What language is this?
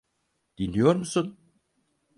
Turkish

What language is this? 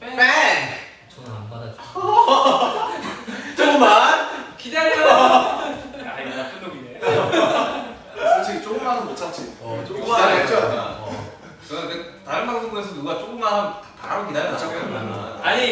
Korean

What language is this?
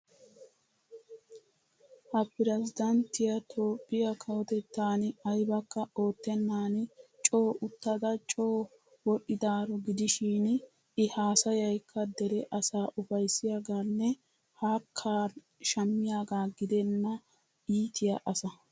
Wolaytta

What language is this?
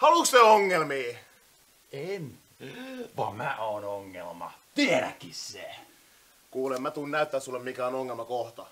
Swedish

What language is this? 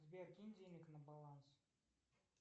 Russian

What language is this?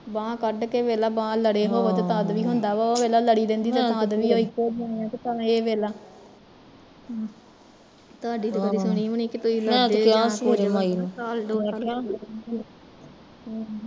Punjabi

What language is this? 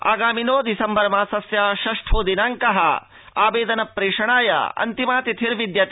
Sanskrit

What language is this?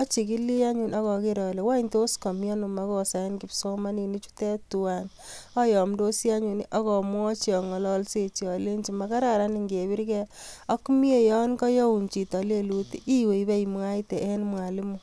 Kalenjin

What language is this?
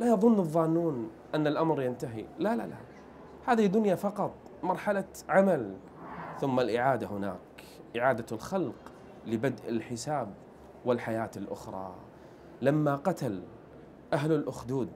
Arabic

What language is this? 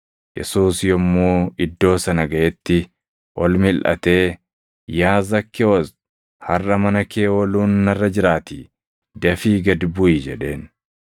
Oromo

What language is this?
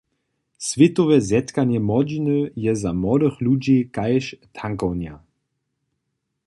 Upper Sorbian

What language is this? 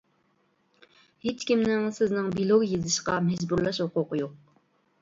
Uyghur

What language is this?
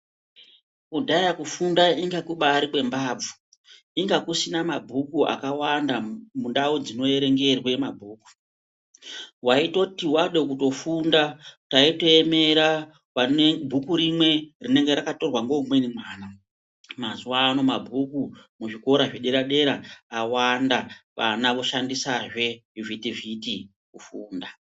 Ndau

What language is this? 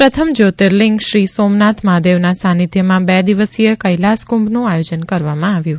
Gujarati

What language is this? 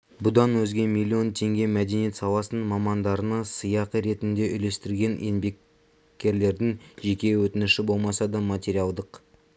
Kazakh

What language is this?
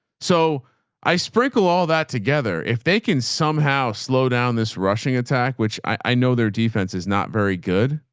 English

